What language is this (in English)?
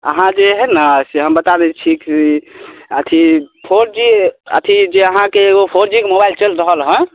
Maithili